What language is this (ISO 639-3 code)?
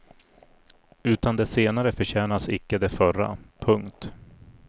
swe